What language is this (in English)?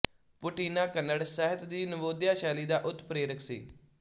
Punjabi